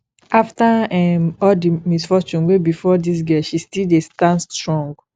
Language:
Nigerian Pidgin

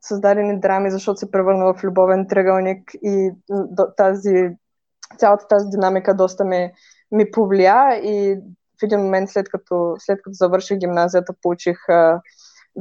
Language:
Bulgarian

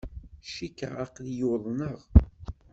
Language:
Kabyle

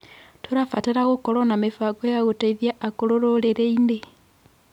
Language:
Kikuyu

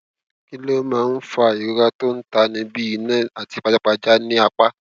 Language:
Yoruba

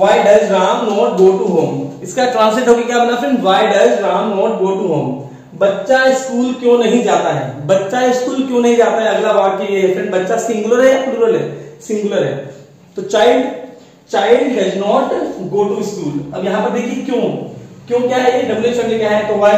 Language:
Hindi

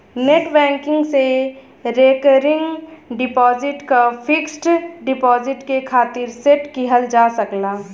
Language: Bhojpuri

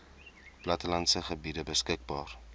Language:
Afrikaans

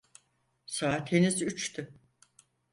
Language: Turkish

